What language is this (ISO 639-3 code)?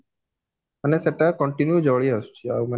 ori